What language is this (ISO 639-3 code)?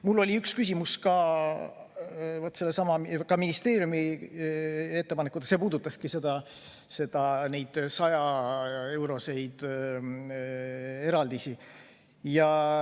est